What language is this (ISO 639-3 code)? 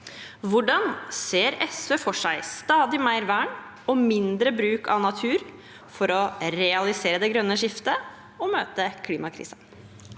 nor